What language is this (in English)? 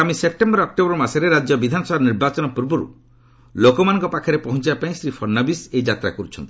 Odia